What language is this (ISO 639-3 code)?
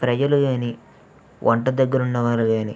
tel